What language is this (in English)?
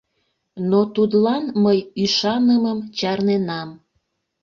Mari